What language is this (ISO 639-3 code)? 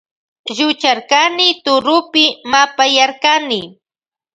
qvj